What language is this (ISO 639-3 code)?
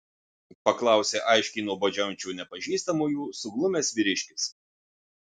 lit